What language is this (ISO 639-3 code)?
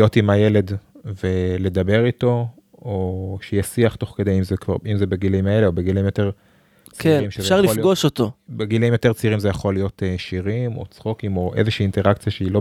heb